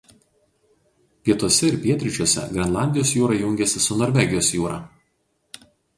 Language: Lithuanian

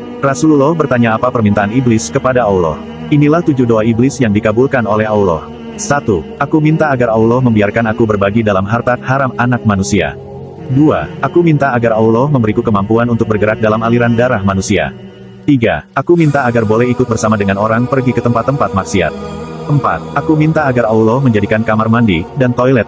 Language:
Indonesian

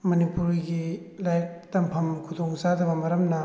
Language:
Manipuri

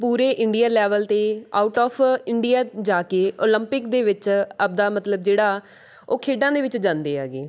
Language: Punjabi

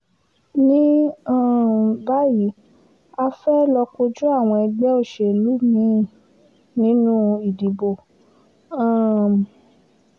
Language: Yoruba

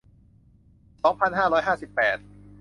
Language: Thai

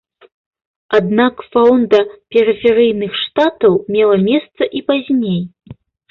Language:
Belarusian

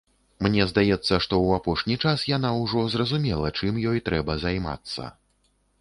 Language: Belarusian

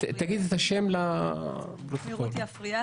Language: Hebrew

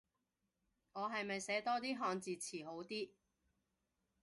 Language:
Cantonese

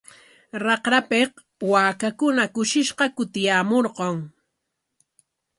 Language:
Corongo Ancash Quechua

